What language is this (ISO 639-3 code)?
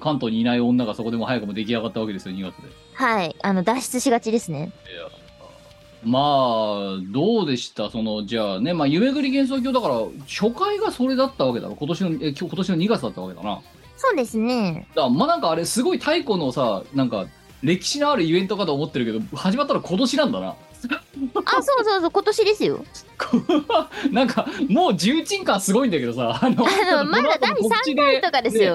jpn